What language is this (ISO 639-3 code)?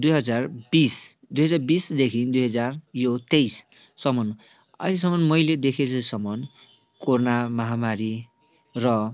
nep